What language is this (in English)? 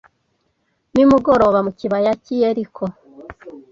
Kinyarwanda